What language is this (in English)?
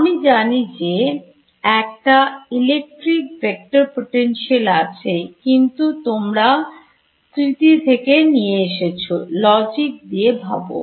Bangla